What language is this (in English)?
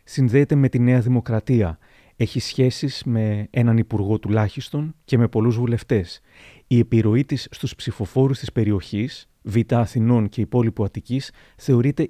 Greek